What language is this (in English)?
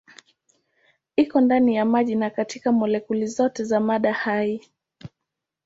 Swahili